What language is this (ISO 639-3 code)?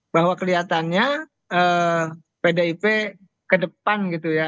ind